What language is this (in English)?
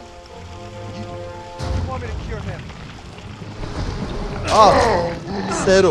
Turkish